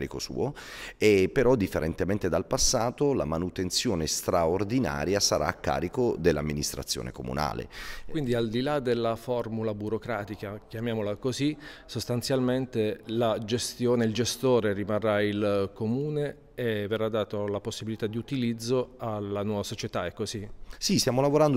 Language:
Italian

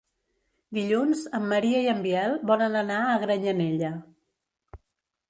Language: Catalan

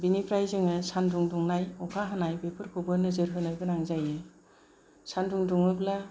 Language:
Bodo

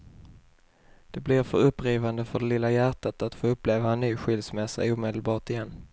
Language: Swedish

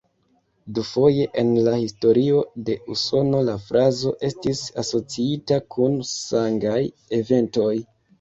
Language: Esperanto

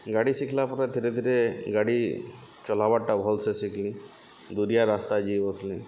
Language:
Odia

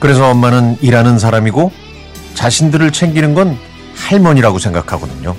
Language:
Korean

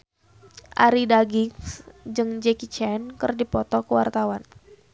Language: Sundanese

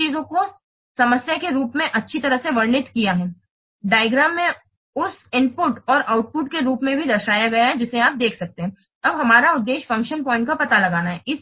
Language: Hindi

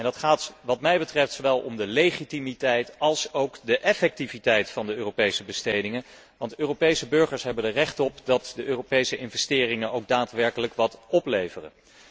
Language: Dutch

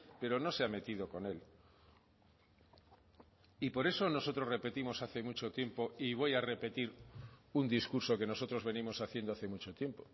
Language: Spanish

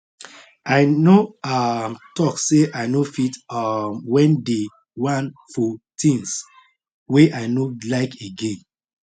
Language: Nigerian Pidgin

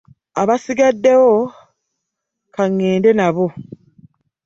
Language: Ganda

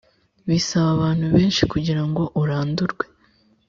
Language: Kinyarwanda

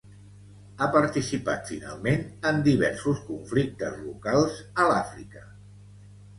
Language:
Catalan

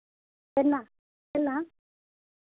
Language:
Hindi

